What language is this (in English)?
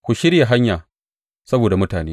Hausa